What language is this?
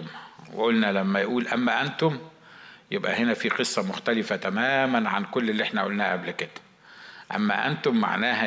Arabic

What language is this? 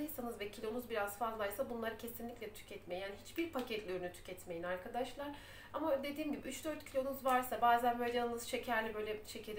Turkish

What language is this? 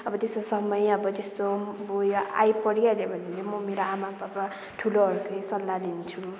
Nepali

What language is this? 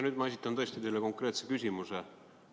Estonian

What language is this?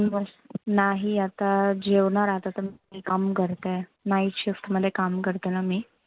Marathi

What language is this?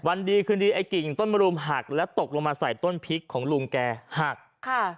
Thai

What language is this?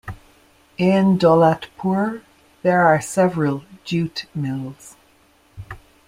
English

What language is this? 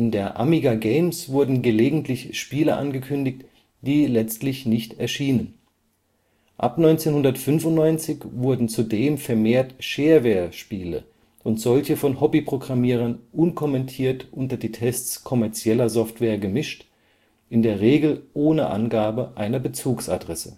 German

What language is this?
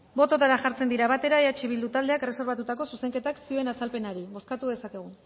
Basque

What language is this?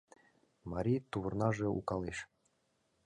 Mari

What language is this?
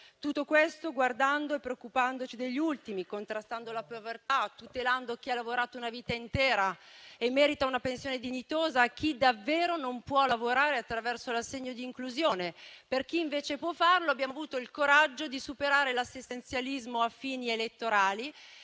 Italian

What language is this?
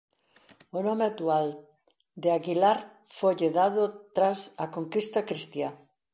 Galician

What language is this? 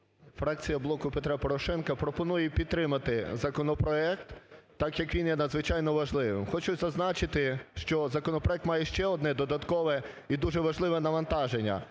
Ukrainian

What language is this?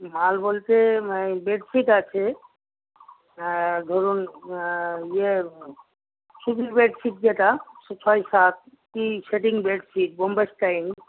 Bangla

